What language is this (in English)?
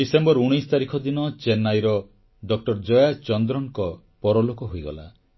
Odia